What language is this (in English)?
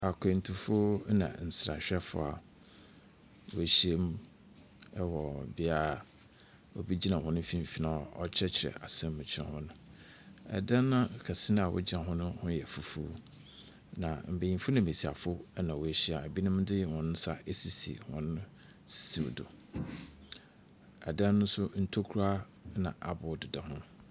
Akan